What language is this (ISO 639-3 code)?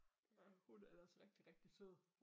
dan